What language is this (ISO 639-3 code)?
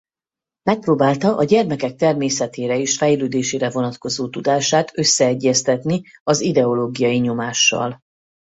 hun